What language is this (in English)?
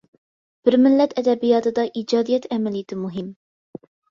Uyghur